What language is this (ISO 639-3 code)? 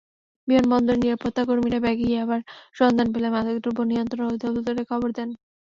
ben